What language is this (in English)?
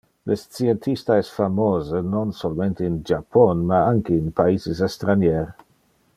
Interlingua